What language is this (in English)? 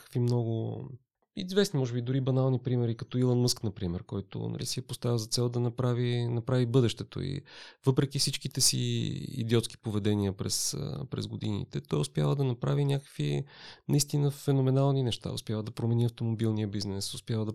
Bulgarian